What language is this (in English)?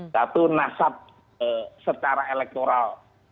Indonesian